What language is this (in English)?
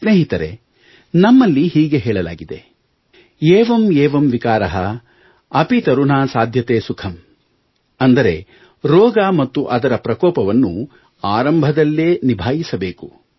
Kannada